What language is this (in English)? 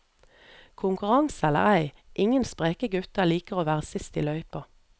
Norwegian